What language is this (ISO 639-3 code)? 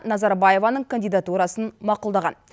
kaz